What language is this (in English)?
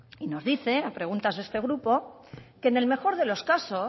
Spanish